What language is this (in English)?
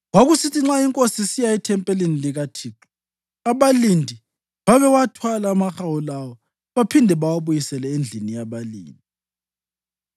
North Ndebele